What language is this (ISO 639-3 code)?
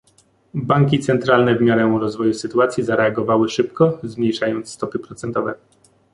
pol